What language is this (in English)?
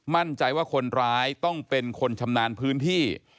Thai